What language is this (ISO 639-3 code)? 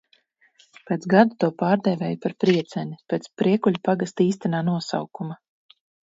lav